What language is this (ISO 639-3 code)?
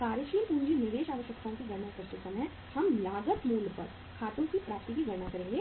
hin